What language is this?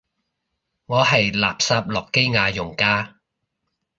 Cantonese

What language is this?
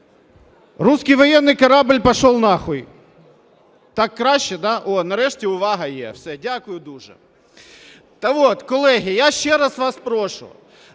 Ukrainian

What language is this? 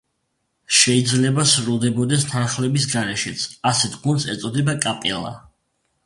Georgian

